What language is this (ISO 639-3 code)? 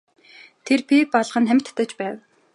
mon